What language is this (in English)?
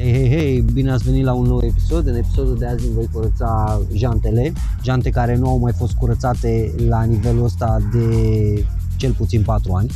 Romanian